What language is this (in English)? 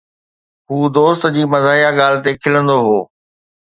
Sindhi